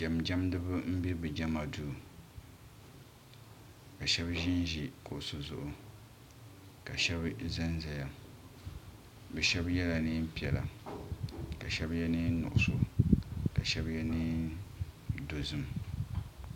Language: Dagbani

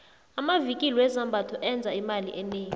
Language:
South Ndebele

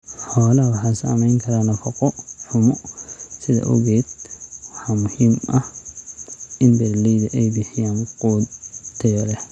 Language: Somali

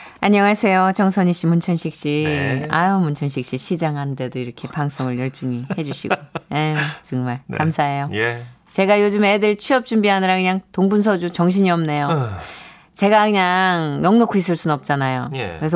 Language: Korean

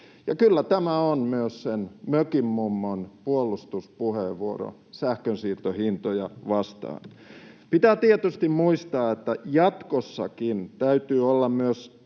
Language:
Finnish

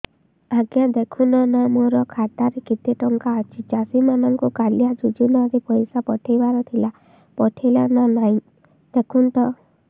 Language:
Odia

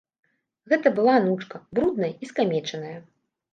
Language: Belarusian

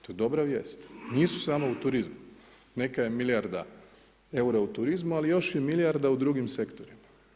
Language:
Croatian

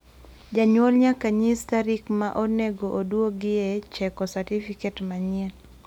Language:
Luo (Kenya and Tanzania)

